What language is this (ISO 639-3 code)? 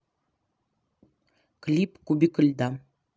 rus